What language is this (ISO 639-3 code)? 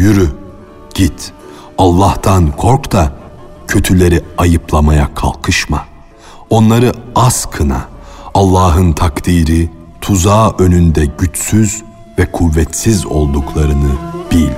tur